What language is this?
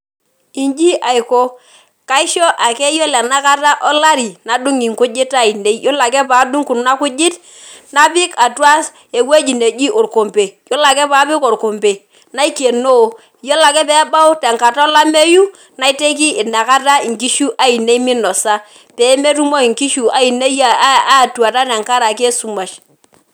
Masai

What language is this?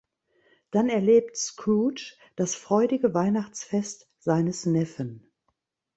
German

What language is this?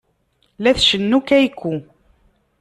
Kabyle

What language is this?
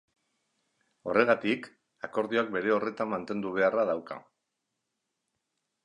Basque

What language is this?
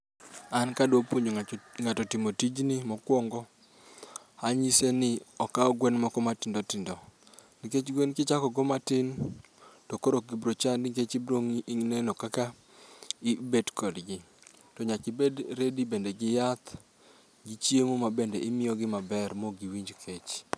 Luo (Kenya and Tanzania)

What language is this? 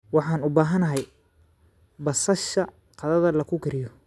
Somali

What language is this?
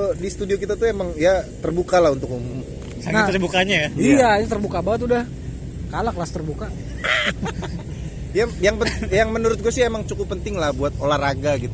Indonesian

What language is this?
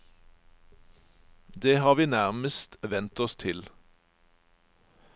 Norwegian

